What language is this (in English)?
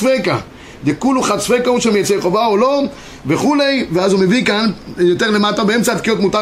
Hebrew